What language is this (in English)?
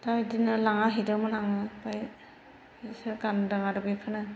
Bodo